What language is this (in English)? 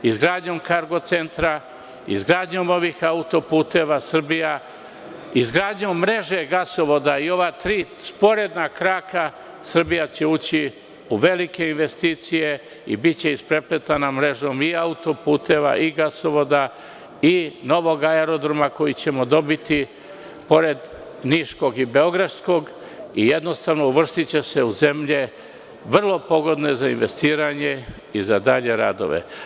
Serbian